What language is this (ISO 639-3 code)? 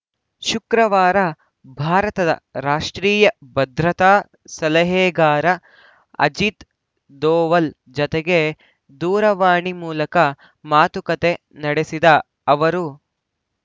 kan